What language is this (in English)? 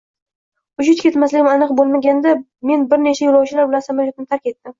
Uzbek